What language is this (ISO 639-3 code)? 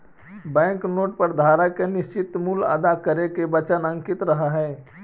mag